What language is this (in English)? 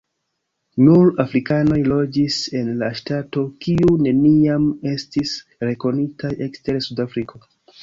Esperanto